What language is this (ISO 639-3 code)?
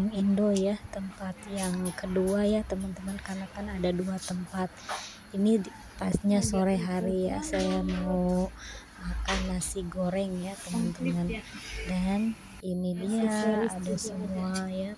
ind